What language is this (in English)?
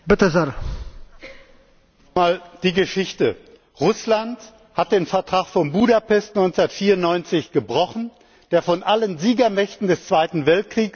German